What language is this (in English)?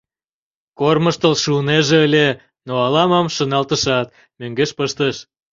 Mari